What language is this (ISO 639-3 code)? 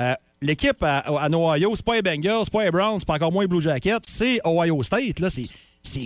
fra